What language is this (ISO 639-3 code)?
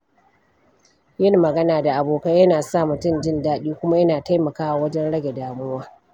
hau